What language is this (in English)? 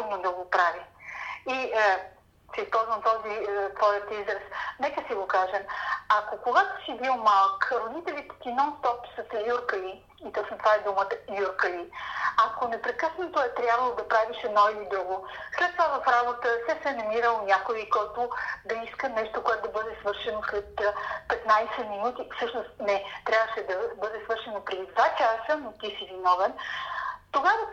Bulgarian